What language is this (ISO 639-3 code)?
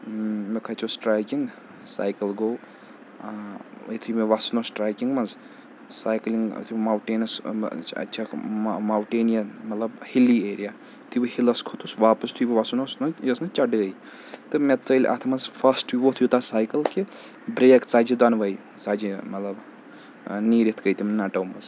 kas